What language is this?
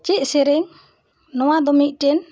Santali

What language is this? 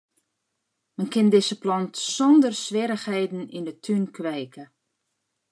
Western Frisian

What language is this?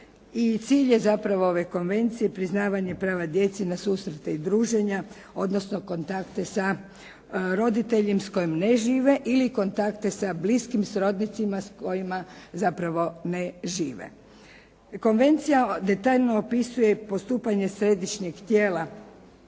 Croatian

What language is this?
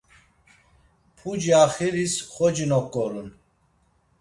Laz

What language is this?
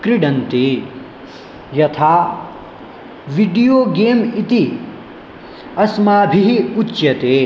Sanskrit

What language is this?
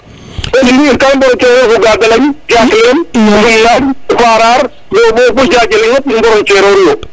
Serer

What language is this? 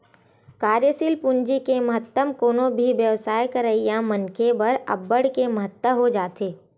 Chhattisgarhi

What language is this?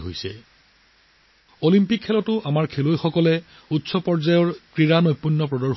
Assamese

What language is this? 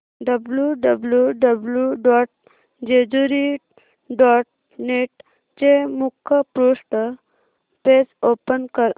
Marathi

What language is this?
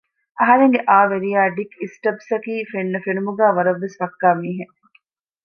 Divehi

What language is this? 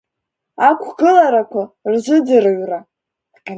Abkhazian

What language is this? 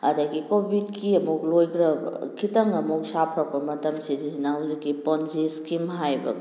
Manipuri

